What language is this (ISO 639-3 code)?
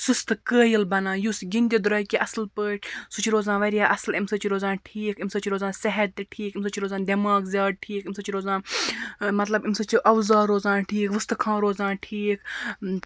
kas